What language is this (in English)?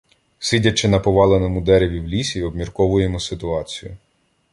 Ukrainian